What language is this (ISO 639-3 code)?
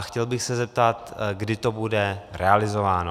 ces